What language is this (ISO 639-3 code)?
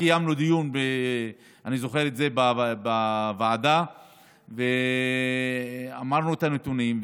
heb